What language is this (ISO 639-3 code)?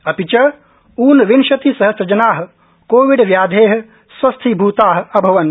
san